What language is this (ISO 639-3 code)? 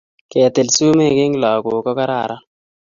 kln